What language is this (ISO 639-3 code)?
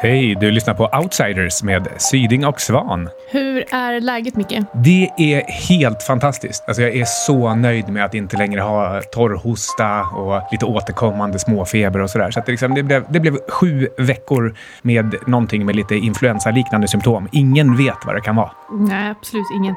swe